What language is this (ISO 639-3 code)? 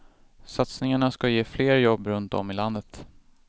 swe